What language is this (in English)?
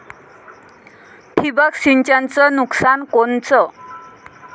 Marathi